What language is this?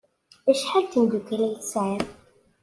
Kabyle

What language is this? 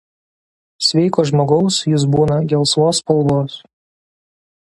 Lithuanian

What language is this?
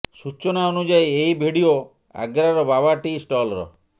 Odia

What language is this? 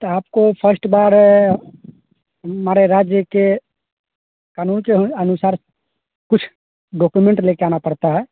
Hindi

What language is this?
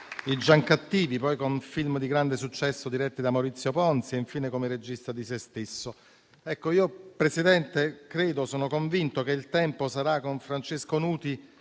Italian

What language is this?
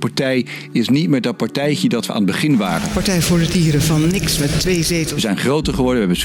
Dutch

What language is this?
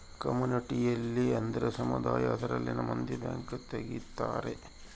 Kannada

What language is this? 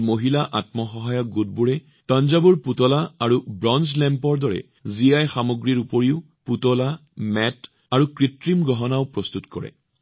Assamese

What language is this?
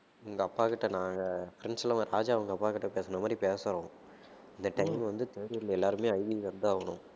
Tamil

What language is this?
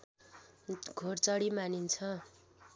Nepali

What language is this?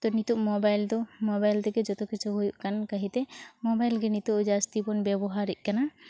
Santali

